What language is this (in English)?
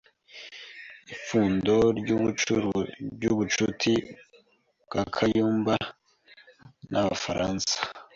Kinyarwanda